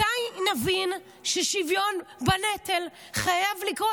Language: Hebrew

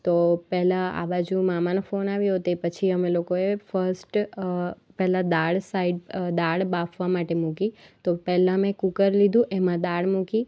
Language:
Gujarati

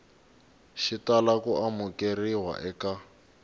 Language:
Tsonga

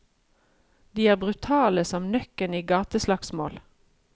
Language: Norwegian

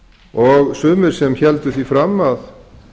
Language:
Icelandic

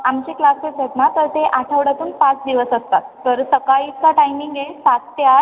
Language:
Marathi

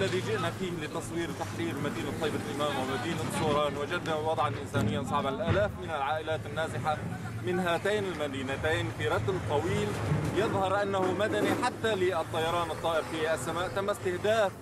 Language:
Arabic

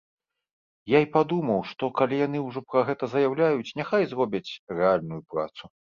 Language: Belarusian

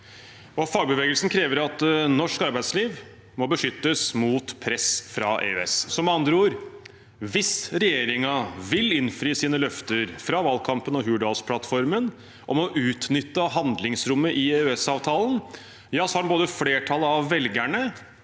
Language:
Norwegian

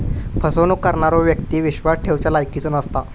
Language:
Marathi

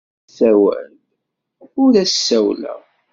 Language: Kabyle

